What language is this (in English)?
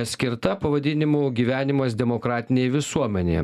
Lithuanian